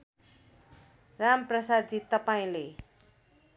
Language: Nepali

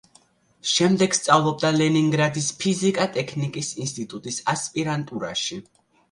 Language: Georgian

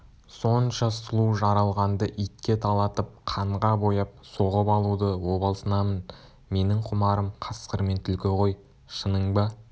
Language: Kazakh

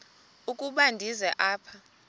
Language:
Xhosa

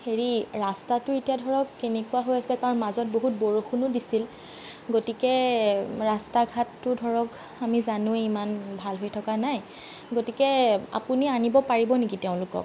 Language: Assamese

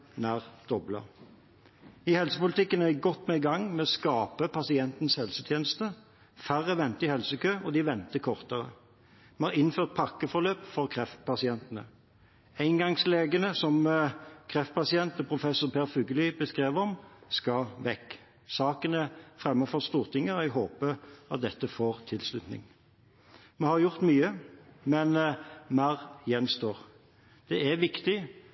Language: Norwegian Bokmål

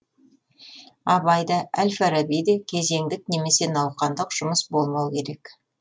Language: Kazakh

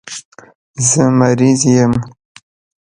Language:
Pashto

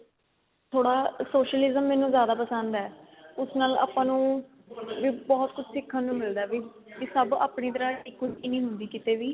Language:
Punjabi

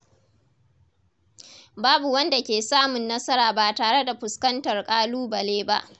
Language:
Hausa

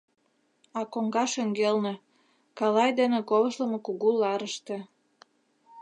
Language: Mari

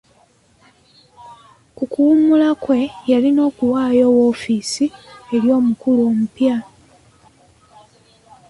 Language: Ganda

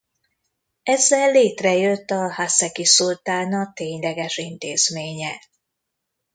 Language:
Hungarian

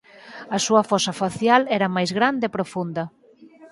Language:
Galician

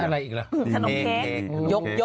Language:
Thai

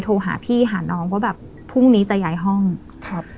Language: Thai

